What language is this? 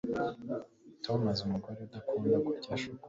Kinyarwanda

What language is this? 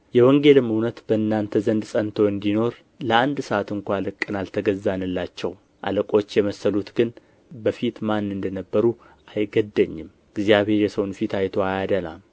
Amharic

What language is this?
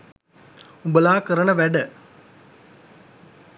Sinhala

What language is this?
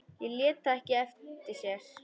Icelandic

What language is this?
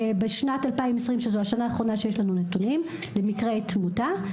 Hebrew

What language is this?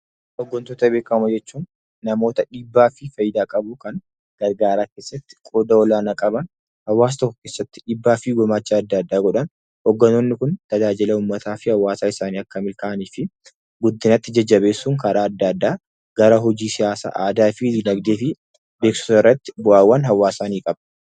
Oromo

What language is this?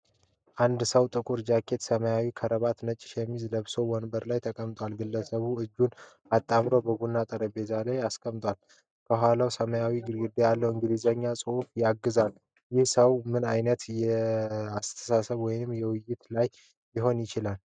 Amharic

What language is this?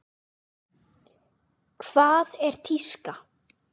Icelandic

